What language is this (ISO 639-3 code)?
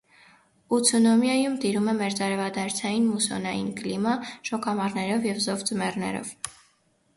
hye